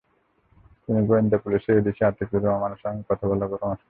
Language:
Bangla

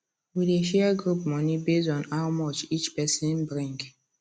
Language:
Nigerian Pidgin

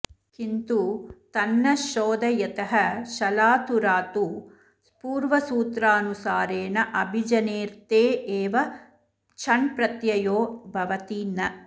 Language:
Sanskrit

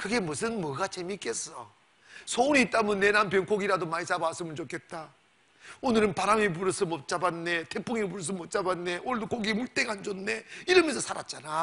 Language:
Korean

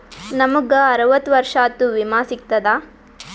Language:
Kannada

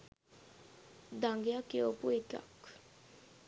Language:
Sinhala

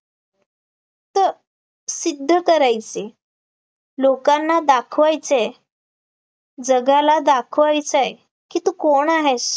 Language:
Marathi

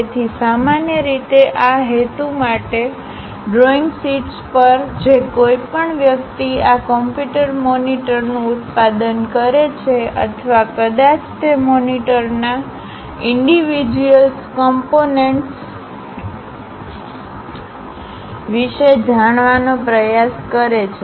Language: Gujarati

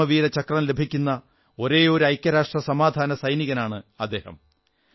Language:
Malayalam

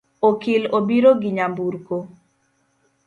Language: Luo (Kenya and Tanzania)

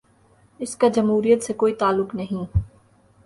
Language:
Urdu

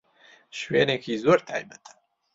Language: Central Kurdish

